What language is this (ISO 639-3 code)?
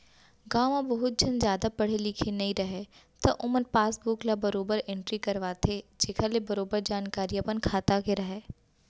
hne